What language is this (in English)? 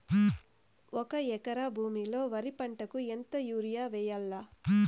Telugu